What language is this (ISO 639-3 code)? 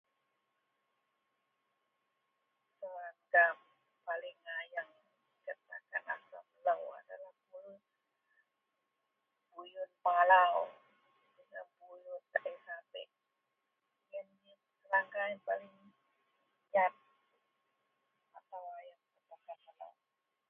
mel